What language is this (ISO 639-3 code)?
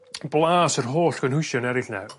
cym